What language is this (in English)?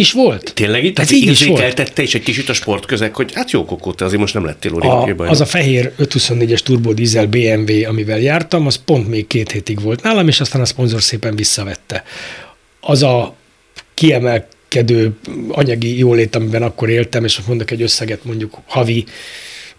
Hungarian